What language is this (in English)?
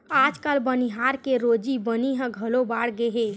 Chhattisgarhi